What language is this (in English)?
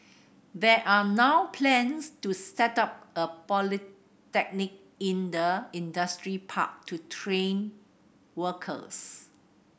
English